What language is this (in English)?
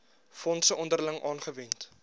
Afrikaans